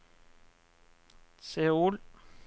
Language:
Norwegian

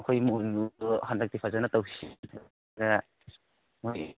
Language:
Manipuri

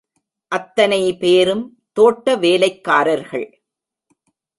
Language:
Tamil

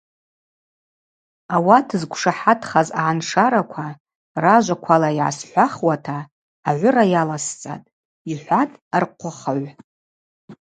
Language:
Abaza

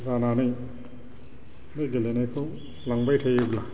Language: Bodo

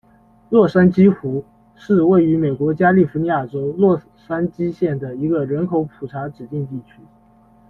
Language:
Chinese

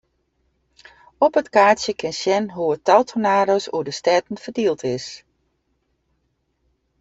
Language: Western Frisian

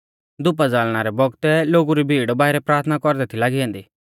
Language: Mahasu Pahari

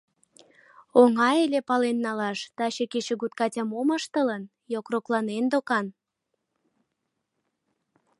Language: Mari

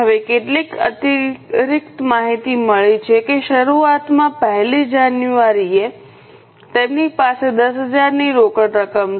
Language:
Gujarati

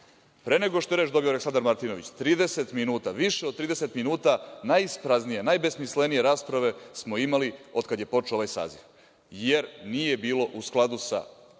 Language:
Serbian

